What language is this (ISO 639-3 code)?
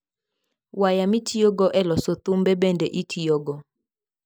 luo